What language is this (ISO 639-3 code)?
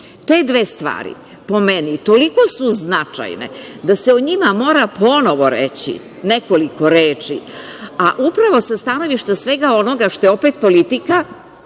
srp